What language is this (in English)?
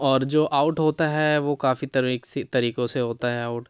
Urdu